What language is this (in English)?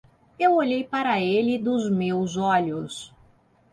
Portuguese